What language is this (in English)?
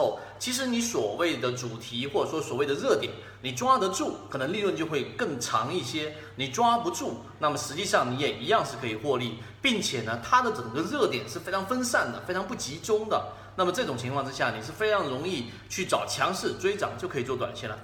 Chinese